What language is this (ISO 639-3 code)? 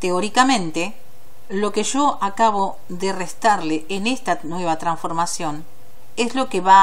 spa